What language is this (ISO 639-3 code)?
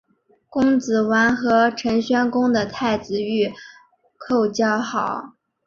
zho